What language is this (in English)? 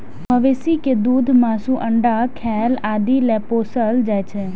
Maithili